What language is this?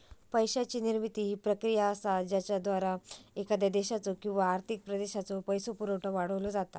Marathi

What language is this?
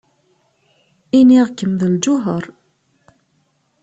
Kabyle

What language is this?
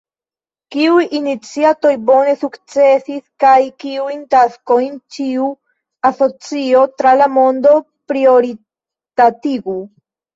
Esperanto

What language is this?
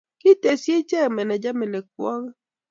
Kalenjin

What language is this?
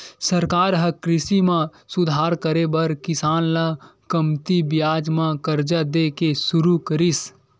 Chhattisgarhi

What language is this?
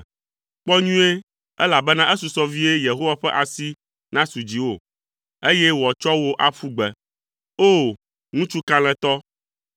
Ewe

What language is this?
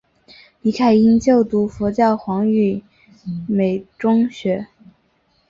Chinese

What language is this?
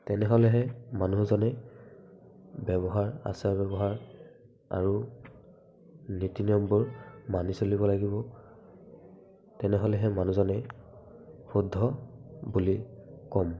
Assamese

